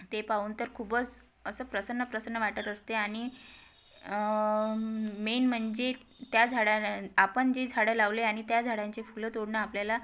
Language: Marathi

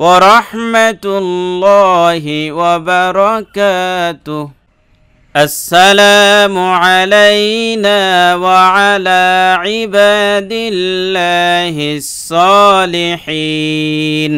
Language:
Arabic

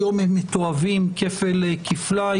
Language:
Hebrew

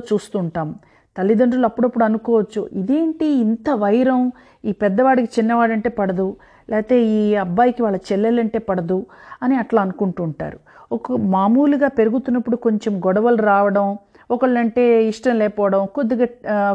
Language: Telugu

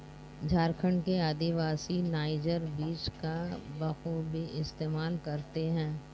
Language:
Hindi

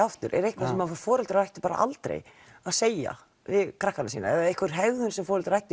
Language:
Icelandic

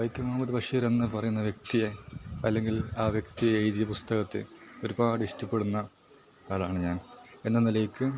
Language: Malayalam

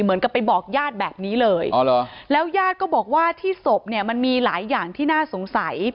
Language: Thai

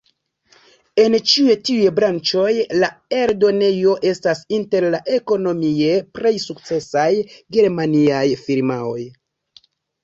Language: Esperanto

